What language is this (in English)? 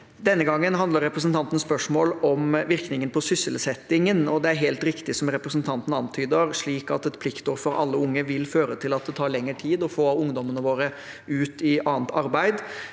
Norwegian